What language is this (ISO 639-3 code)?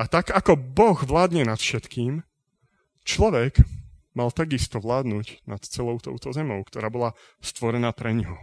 slk